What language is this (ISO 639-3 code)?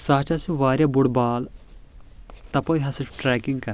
kas